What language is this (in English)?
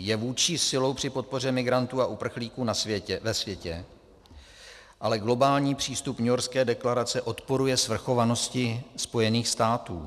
Czech